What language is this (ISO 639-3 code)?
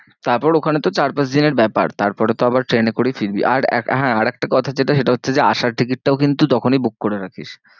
ben